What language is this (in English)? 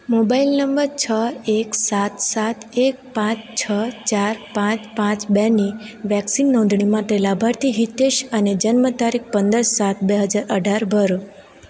Gujarati